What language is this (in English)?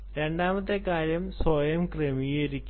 Malayalam